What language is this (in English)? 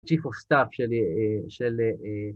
Hebrew